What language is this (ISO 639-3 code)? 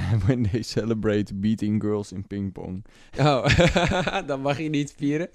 nld